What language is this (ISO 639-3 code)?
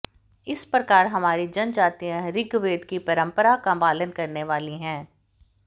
hin